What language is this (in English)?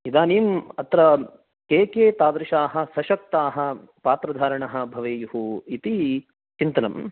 Sanskrit